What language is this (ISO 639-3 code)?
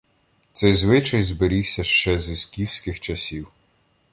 ukr